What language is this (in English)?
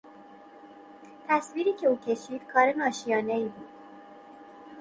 Persian